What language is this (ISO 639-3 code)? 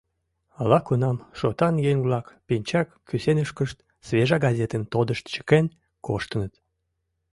chm